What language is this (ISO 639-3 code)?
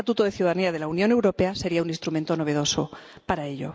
spa